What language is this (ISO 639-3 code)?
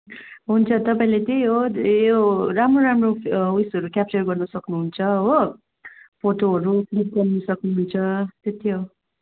nep